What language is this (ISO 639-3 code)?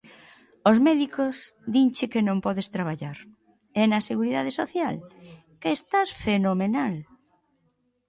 glg